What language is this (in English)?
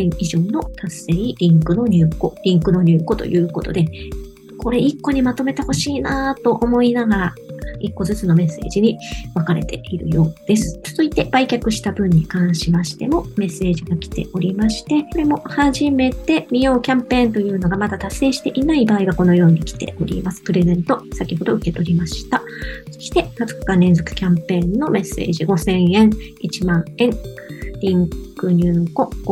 Japanese